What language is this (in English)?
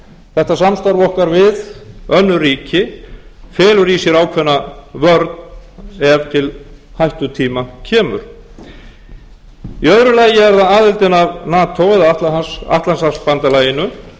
Icelandic